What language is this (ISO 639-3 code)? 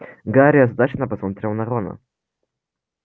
rus